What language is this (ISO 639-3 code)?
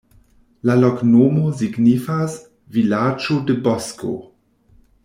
epo